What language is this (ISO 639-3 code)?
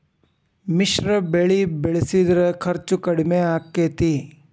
kan